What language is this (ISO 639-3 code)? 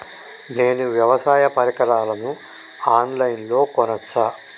tel